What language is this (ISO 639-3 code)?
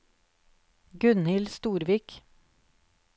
nor